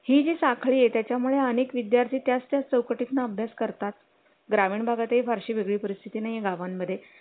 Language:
Marathi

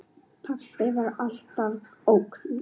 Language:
Icelandic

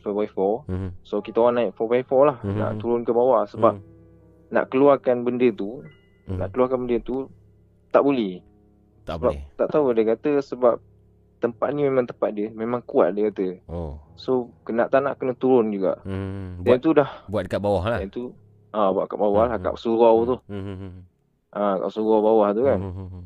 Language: Malay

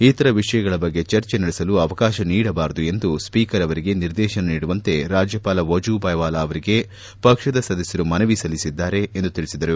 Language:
Kannada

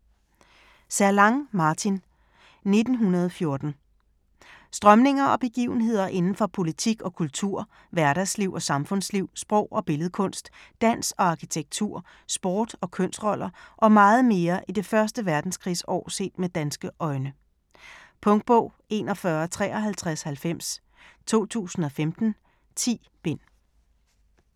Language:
Danish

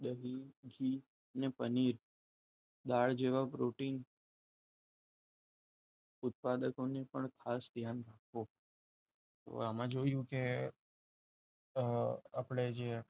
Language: Gujarati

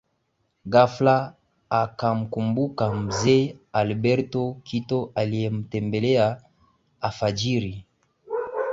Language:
Swahili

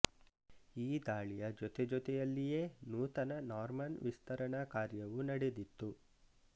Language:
Kannada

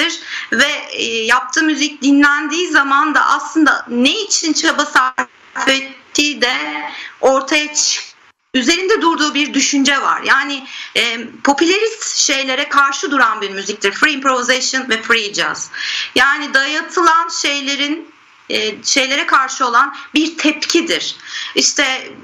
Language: Turkish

